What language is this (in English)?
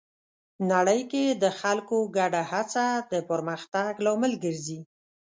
Pashto